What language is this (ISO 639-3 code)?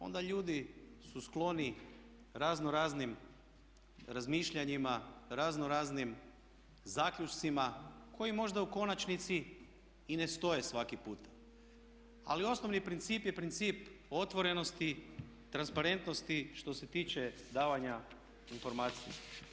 hrv